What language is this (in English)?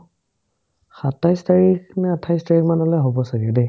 Assamese